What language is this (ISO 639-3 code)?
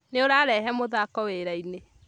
kik